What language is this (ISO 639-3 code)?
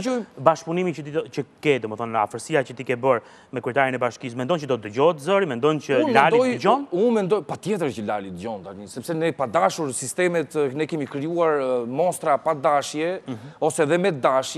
ron